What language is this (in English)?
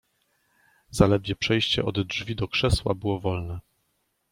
Polish